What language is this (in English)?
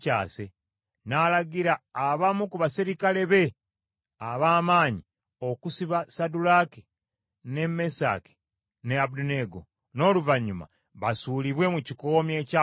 Ganda